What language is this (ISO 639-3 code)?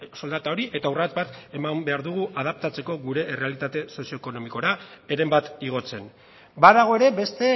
eus